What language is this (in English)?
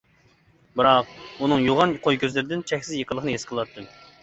Uyghur